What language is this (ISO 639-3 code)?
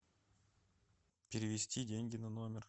rus